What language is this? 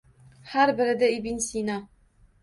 Uzbek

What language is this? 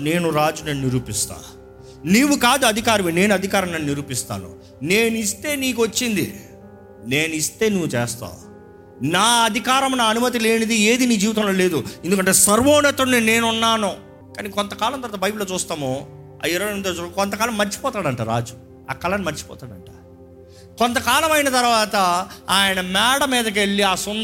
Telugu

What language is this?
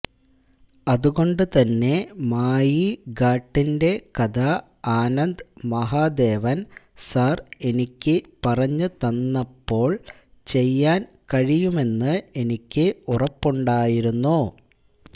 Malayalam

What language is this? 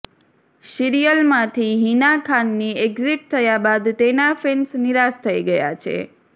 Gujarati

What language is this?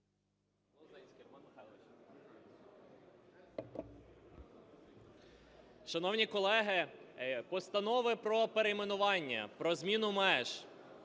Ukrainian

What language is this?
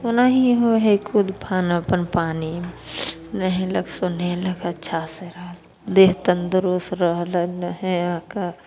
Maithili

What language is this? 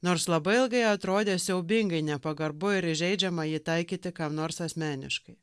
Lithuanian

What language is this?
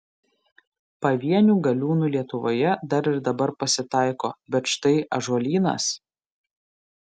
Lithuanian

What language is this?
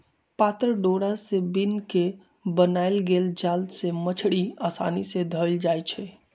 Magahi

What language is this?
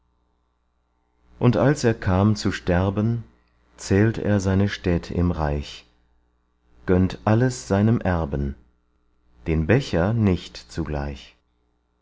German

